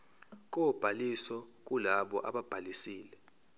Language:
Zulu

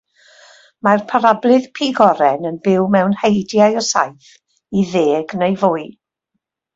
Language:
Welsh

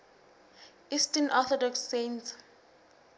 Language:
Southern Sotho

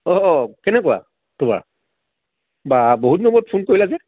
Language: Assamese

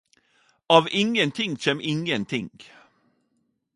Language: Norwegian Nynorsk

